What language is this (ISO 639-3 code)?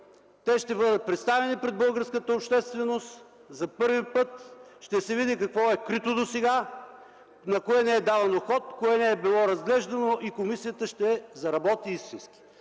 bul